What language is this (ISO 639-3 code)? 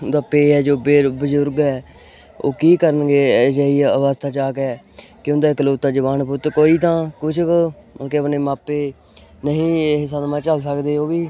pan